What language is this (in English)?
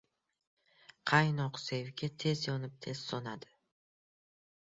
Uzbek